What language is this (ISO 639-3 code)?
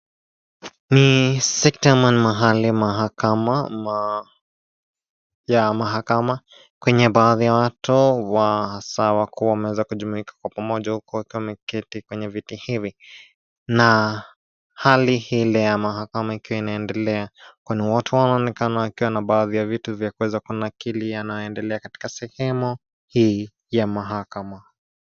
swa